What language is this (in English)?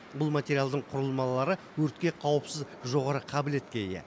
Kazakh